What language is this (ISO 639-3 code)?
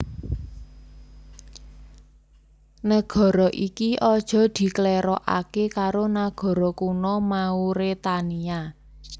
jav